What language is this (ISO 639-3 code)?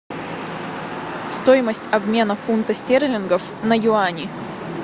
rus